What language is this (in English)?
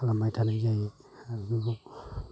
Bodo